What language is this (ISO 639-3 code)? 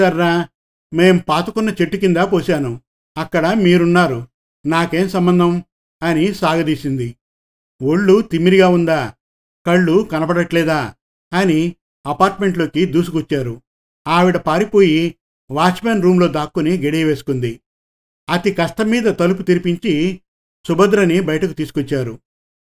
tel